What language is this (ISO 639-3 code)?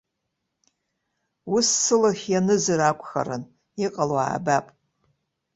abk